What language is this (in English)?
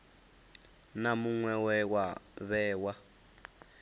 Venda